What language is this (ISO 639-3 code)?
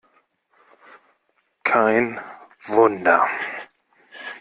deu